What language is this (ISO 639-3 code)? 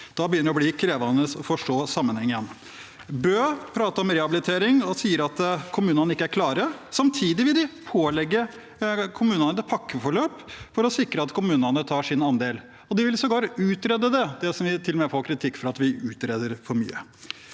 nor